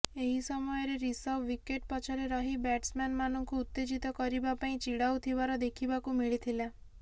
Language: Odia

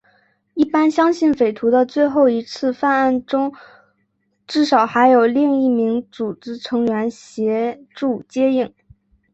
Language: Chinese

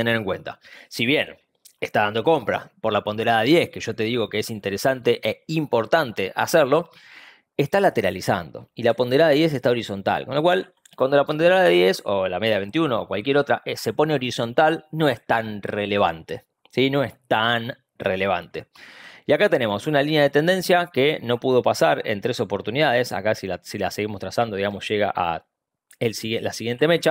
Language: Spanish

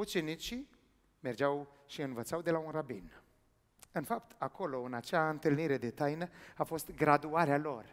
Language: Romanian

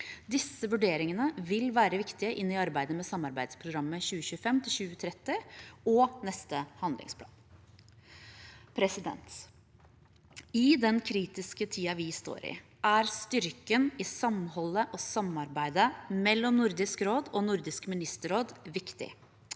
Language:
Norwegian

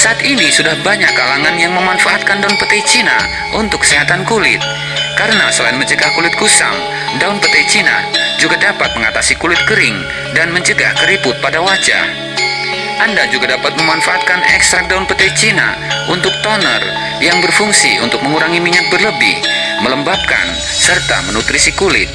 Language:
Indonesian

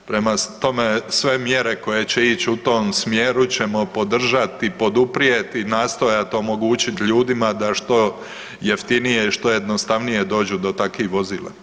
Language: Croatian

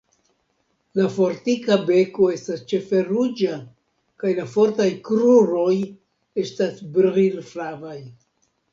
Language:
Esperanto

